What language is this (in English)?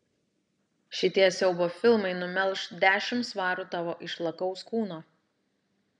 Lithuanian